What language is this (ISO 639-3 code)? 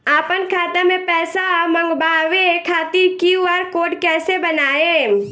bho